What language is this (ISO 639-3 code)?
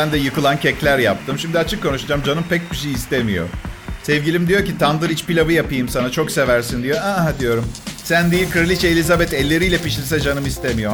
tur